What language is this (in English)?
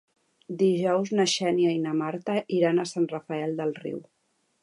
Catalan